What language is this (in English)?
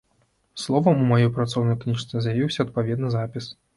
Belarusian